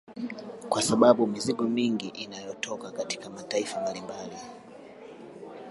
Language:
Swahili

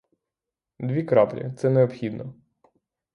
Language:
Ukrainian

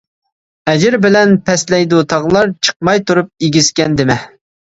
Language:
Uyghur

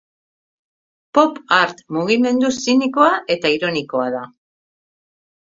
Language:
Basque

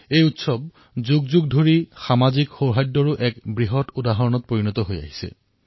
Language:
Assamese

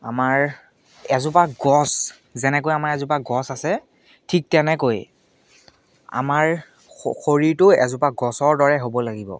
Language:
Assamese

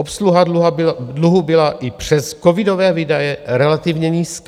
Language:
Czech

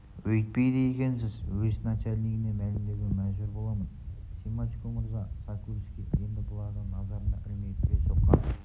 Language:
Kazakh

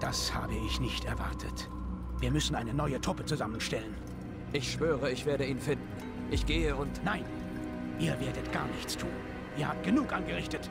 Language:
German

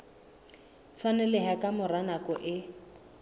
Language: Southern Sotho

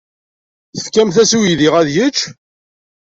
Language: Kabyle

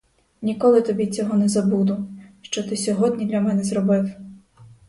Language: Ukrainian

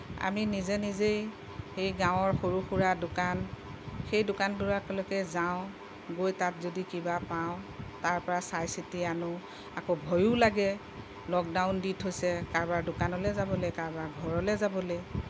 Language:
Assamese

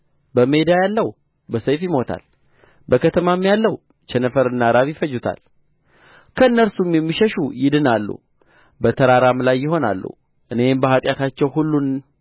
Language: Amharic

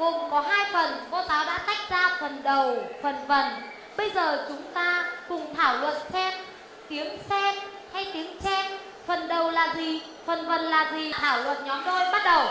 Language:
Vietnamese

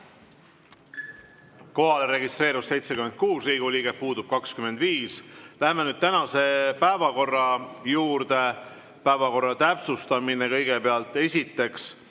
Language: Estonian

